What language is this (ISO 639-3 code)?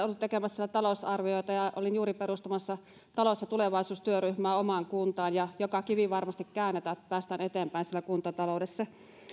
fin